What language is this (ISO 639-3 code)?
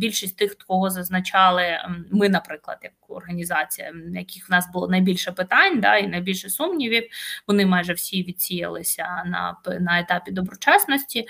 ukr